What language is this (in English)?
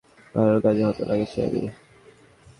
Bangla